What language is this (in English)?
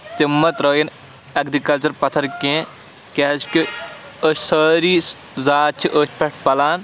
Kashmiri